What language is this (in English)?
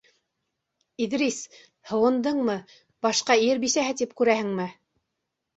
Bashkir